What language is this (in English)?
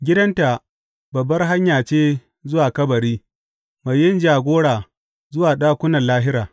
Hausa